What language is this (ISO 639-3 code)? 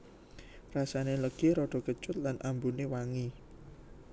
jav